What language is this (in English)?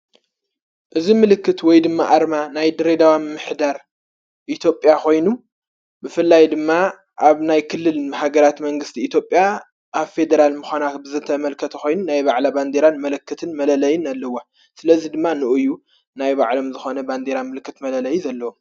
Tigrinya